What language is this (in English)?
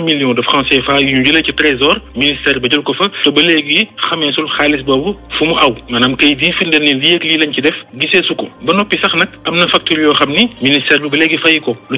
French